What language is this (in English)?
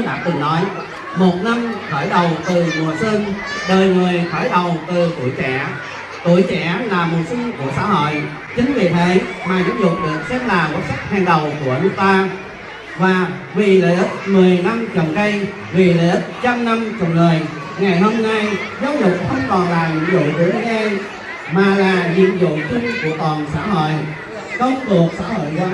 Vietnamese